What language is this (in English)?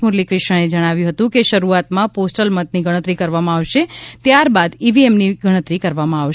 Gujarati